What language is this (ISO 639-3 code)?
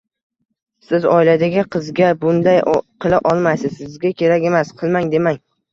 uzb